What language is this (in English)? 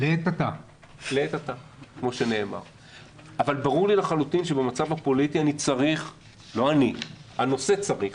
Hebrew